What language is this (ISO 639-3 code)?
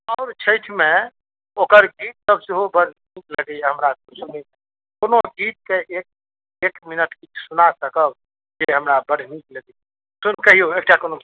mai